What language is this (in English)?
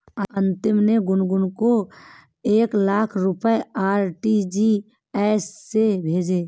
Hindi